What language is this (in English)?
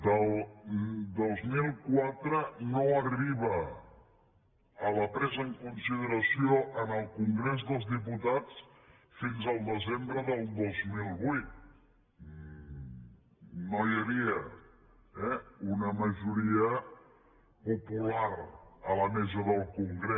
Catalan